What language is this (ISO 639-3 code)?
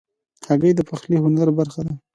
pus